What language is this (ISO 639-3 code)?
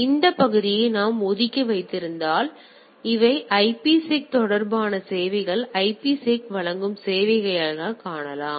tam